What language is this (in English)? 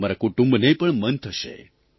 Gujarati